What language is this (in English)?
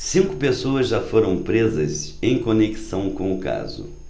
Portuguese